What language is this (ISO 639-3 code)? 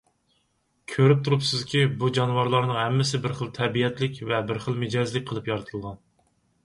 uig